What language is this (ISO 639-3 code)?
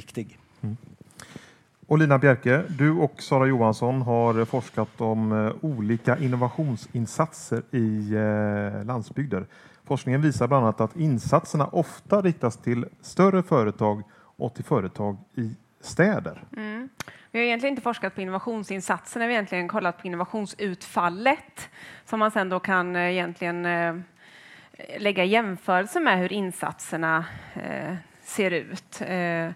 swe